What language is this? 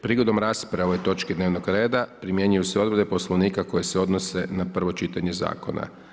Croatian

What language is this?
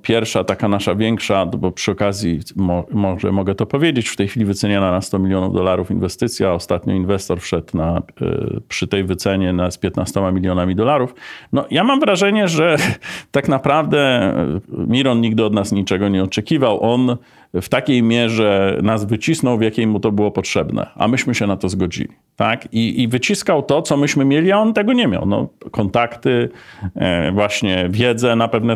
Polish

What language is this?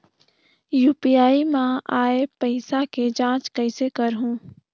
Chhattisgarhi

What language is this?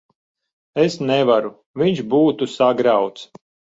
Latvian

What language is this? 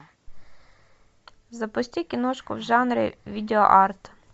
Russian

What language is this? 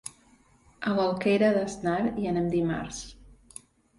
Catalan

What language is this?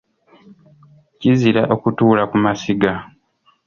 Ganda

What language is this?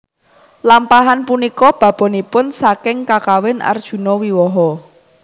Javanese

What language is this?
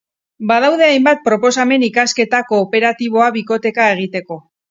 Basque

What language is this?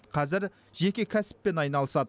Kazakh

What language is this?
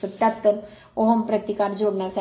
Marathi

